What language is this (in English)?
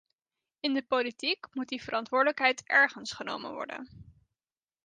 Dutch